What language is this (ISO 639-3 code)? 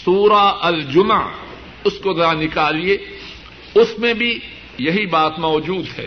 urd